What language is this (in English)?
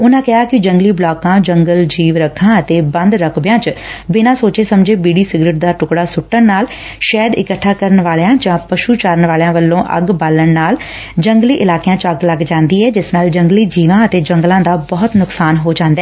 Punjabi